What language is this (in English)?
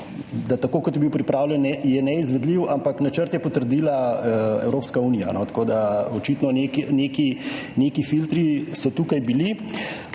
Slovenian